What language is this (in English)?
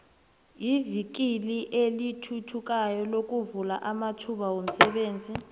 South Ndebele